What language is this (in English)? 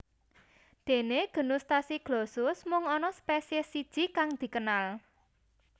Javanese